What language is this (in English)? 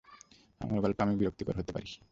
Bangla